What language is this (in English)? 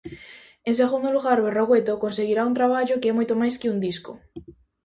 Galician